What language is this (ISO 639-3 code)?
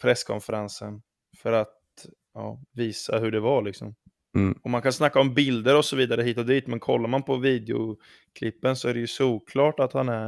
swe